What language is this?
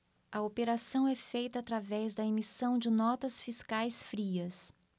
Portuguese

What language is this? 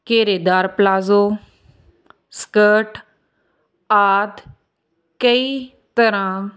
Punjabi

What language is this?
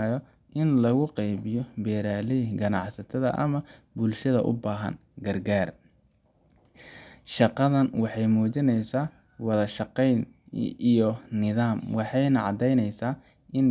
Somali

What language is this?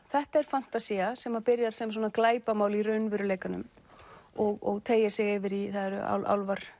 Icelandic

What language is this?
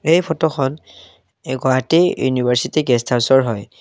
Assamese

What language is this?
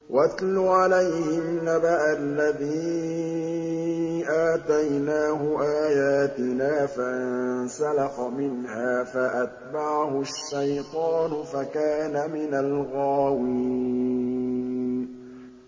Arabic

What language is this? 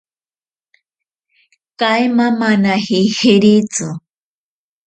Ashéninka Perené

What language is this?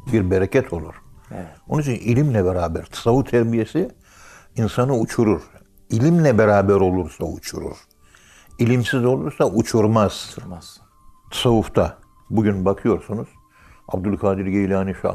Turkish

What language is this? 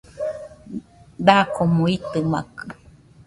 Nüpode Huitoto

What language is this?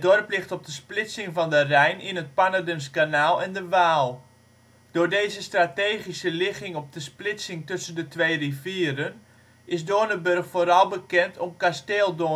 Dutch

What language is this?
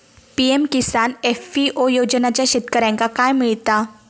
Marathi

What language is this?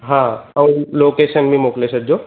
Sindhi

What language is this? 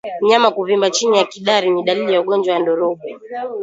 Swahili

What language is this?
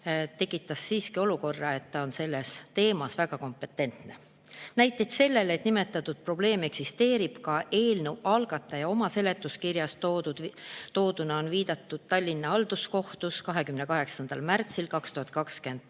Estonian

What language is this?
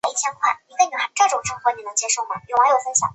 Chinese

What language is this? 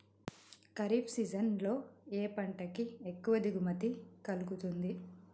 Telugu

